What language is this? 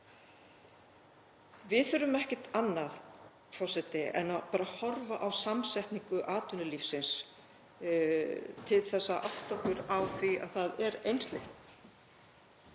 Icelandic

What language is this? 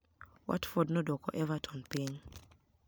Luo (Kenya and Tanzania)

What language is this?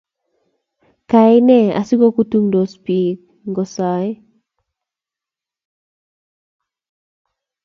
Kalenjin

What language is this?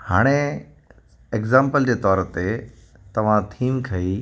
Sindhi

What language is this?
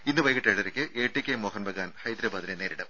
Malayalam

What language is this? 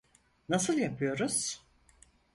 Turkish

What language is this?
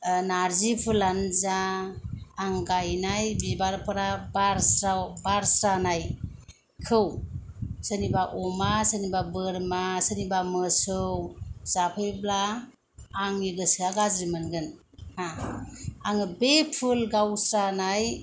Bodo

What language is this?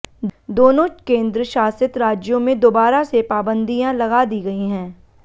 Hindi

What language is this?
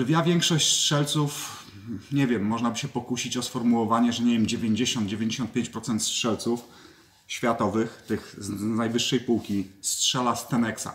Polish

